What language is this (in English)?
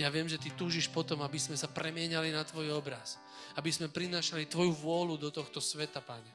Slovak